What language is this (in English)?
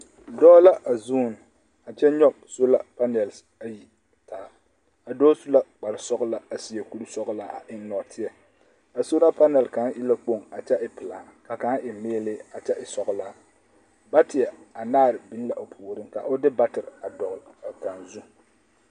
Southern Dagaare